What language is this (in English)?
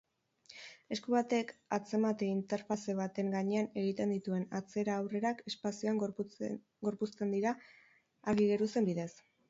Basque